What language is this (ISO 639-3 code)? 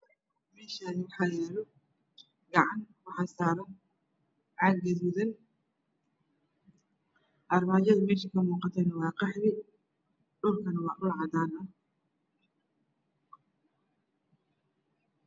som